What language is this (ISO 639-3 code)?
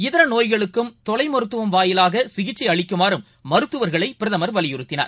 tam